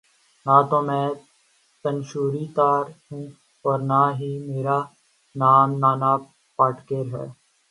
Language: Urdu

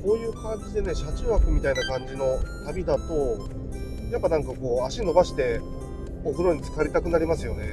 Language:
Japanese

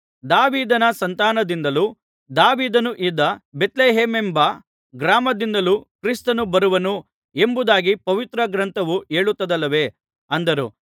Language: Kannada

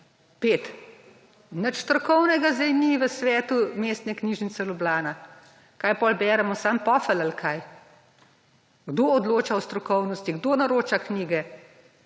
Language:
Slovenian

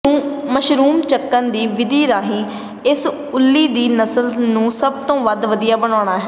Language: Punjabi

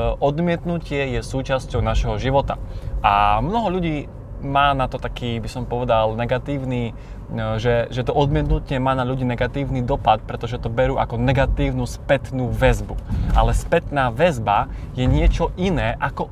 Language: Slovak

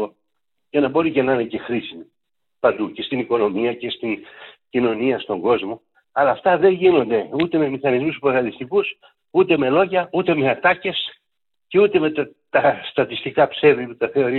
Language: Greek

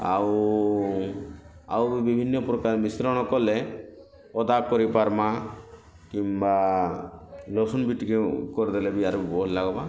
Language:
Odia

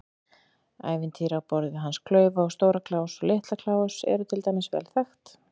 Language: Icelandic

